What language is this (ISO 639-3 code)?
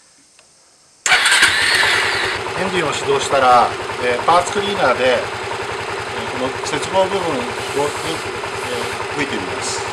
jpn